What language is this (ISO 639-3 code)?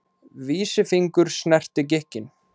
isl